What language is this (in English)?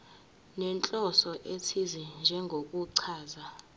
Zulu